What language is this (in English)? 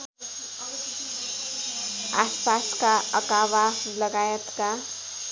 Nepali